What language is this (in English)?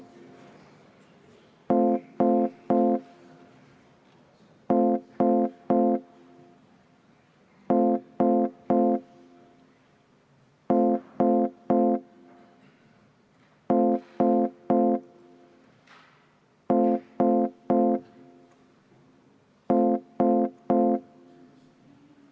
Estonian